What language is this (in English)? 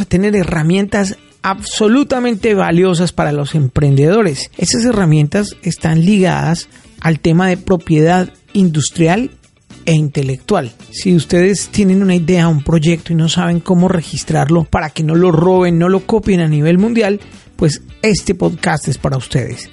Spanish